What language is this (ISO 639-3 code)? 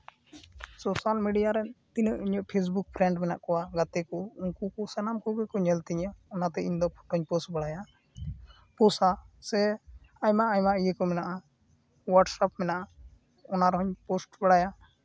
sat